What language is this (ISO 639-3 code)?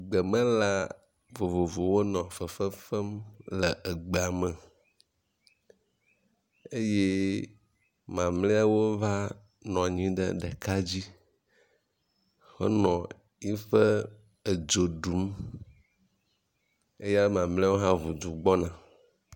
ewe